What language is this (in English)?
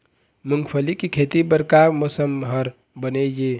Chhattisgarhi